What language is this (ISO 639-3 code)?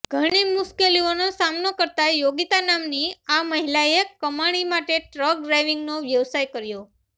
guj